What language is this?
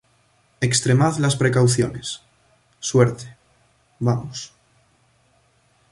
Spanish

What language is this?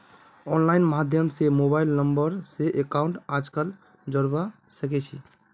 Magahi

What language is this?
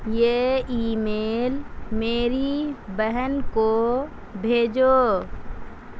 Urdu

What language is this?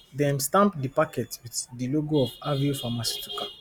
Nigerian Pidgin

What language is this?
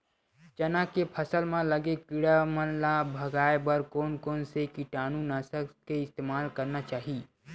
Chhattisgarhi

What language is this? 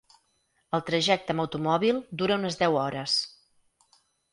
Catalan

